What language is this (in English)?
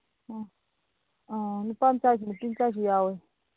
Manipuri